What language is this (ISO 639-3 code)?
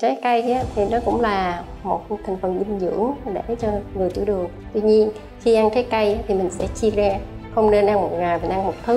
vie